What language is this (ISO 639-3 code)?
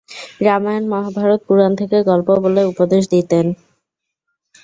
ben